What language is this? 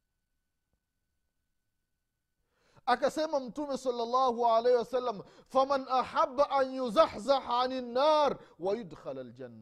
Swahili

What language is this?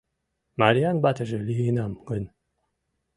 Mari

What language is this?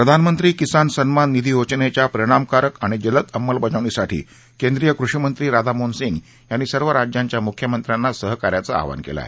Marathi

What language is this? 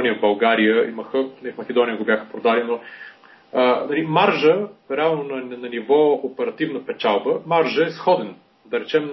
Bulgarian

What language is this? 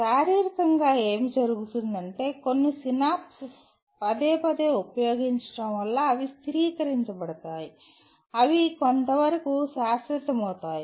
Telugu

